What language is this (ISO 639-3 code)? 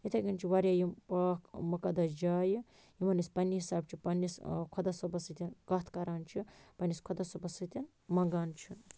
kas